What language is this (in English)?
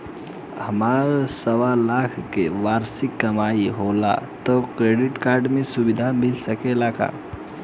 Bhojpuri